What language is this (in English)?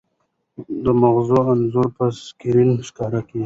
Pashto